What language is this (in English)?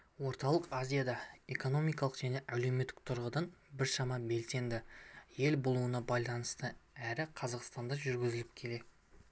Kazakh